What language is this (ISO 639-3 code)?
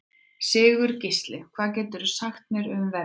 isl